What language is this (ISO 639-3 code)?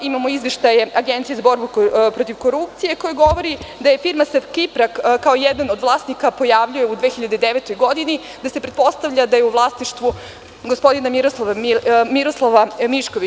srp